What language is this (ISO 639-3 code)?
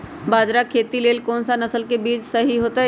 mag